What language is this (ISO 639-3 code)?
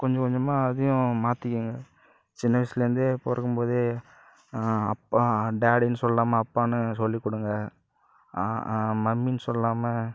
tam